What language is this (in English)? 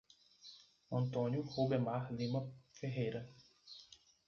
Portuguese